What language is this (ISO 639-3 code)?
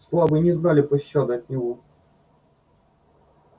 rus